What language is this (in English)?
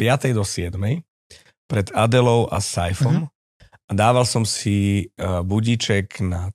Slovak